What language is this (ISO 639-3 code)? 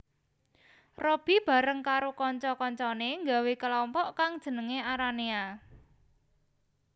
jav